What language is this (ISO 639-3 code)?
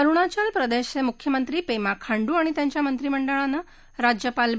mar